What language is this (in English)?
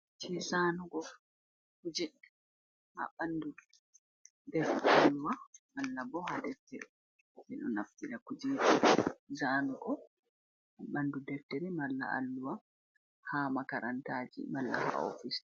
Fula